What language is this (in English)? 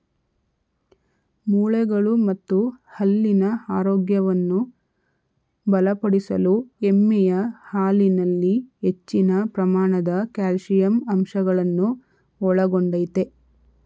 Kannada